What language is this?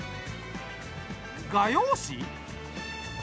Japanese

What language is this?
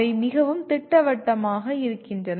Tamil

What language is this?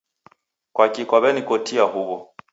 Taita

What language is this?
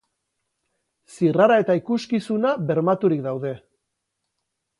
Basque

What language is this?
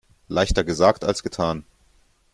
German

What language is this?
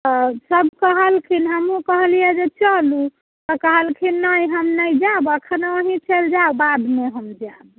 Maithili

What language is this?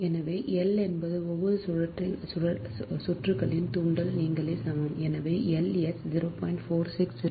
Tamil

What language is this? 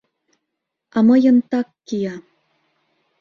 Mari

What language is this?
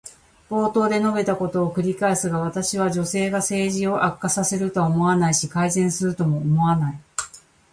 Japanese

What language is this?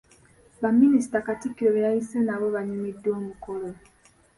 Ganda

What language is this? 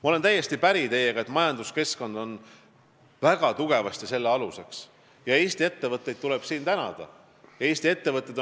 Estonian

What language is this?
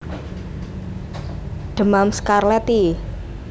Javanese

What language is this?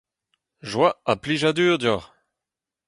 Breton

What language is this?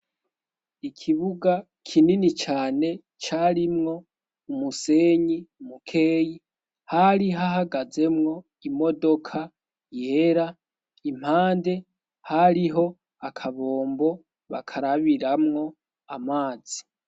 Rundi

